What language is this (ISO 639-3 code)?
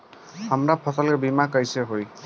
bho